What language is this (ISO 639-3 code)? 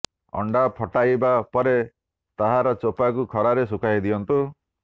ori